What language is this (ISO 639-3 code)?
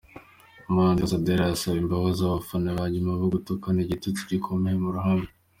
kin